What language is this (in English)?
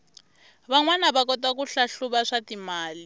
Tsonga